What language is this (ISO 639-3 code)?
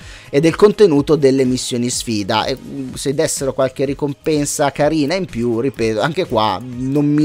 ita